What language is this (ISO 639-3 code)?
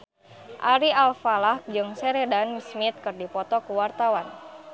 sun